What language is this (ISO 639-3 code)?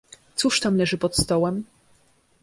pol